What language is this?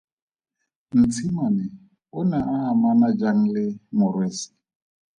Tswana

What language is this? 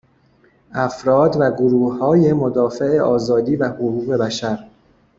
Persian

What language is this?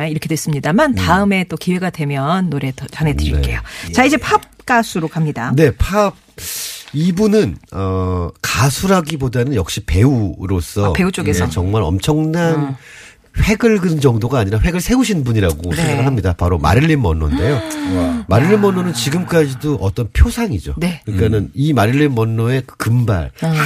Korean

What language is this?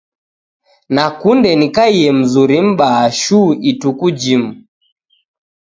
Taita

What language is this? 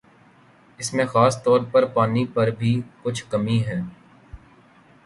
Urdu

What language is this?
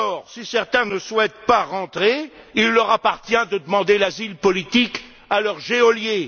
French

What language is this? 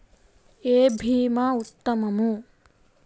Telugu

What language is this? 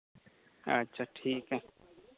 Santali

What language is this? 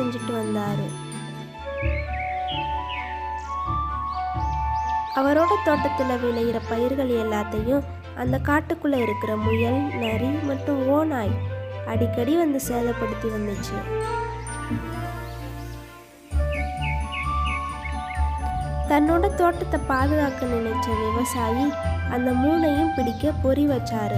Romanian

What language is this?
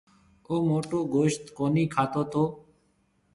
Marwari (Pakistan)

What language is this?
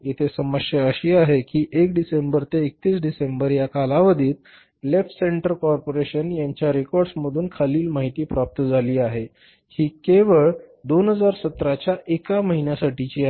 Marathi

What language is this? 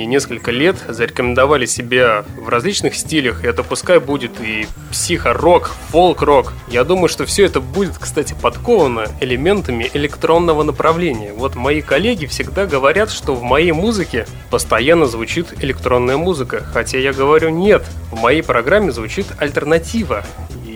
Russian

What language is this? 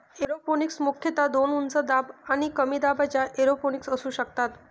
Marathi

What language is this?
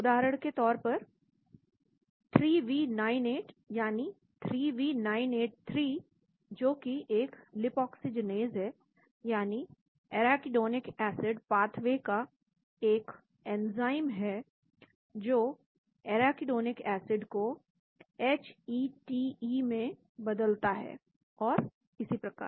Hindi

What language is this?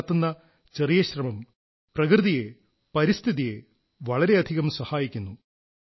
Malayalam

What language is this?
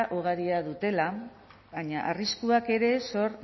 Basque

